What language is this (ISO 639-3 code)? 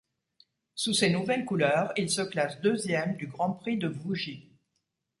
fra